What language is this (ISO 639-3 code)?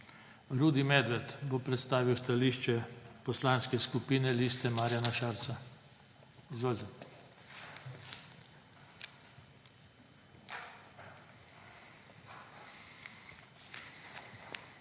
slv